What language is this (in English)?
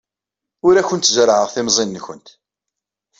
Kabyle